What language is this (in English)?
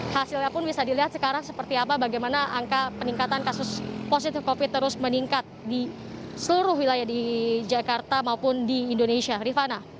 Indonesian